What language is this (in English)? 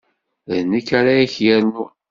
Kabyle